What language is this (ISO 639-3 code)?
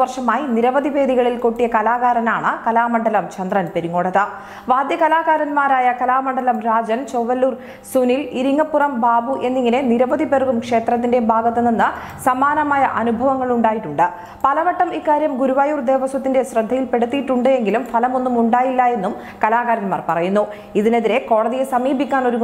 ron